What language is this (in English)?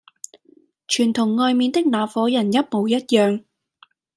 Cantonese